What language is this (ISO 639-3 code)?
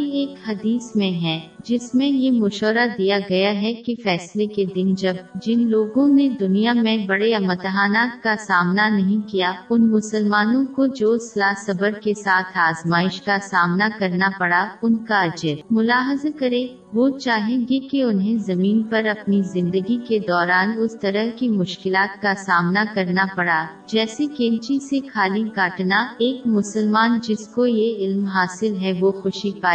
urd